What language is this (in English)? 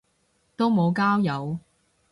Cantonese